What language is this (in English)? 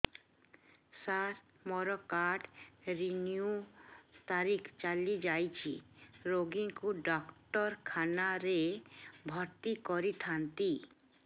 Odia